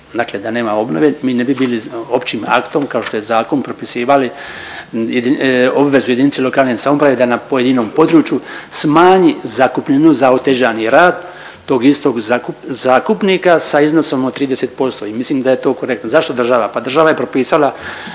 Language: Croatian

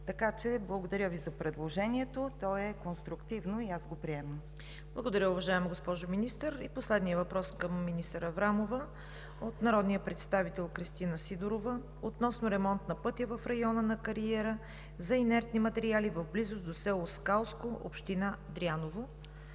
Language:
Bulgarian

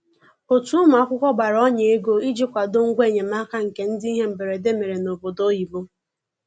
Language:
Igbo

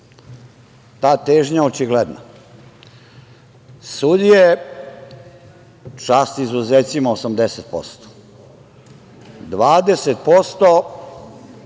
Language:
Serbian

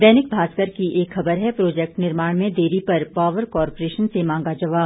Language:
Hindi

